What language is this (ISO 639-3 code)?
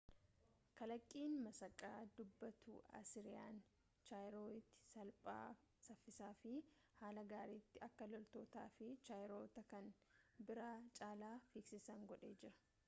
orm